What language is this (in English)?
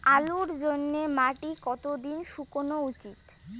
Bangla